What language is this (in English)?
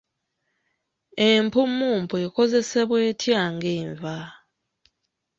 Ganda